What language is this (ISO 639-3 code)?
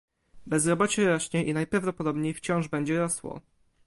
pol